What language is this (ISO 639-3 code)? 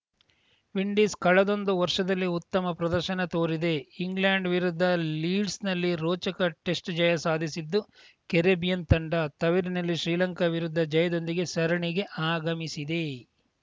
kan